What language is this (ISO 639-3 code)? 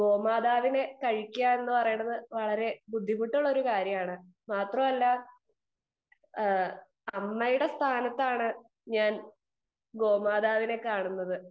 mal